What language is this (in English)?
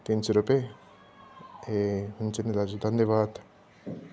Nepali